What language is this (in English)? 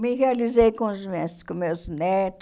Portuguese